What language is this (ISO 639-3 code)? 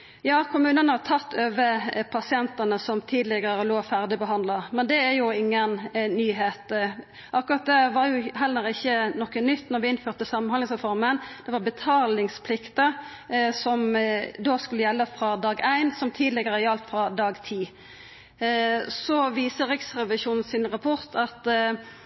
nno